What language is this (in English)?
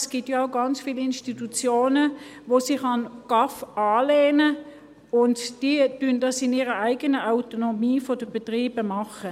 Swiss German